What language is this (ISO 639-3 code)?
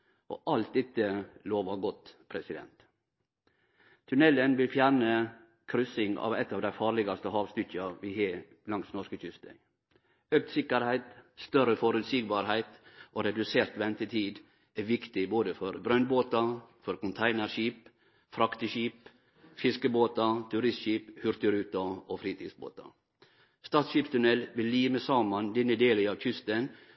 nno